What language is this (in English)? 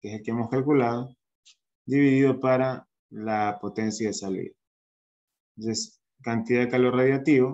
Spanish